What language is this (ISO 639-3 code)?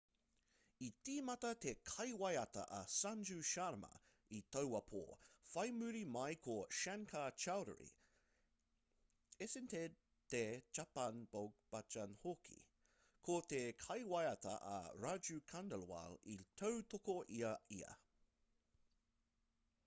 mri